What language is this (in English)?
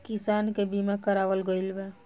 Bhojpuri